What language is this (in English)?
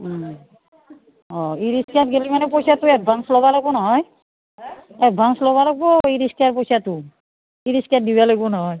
Assamese